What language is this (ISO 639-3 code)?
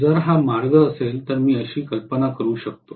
mar